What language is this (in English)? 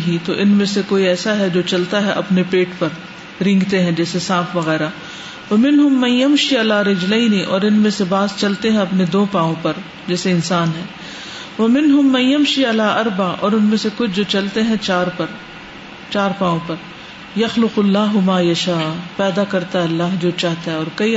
Urdu